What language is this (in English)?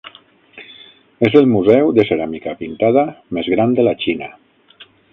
Catalan